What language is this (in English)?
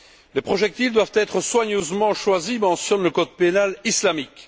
French